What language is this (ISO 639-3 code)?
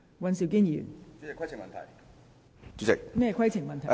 yue